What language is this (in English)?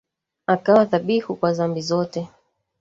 Swahili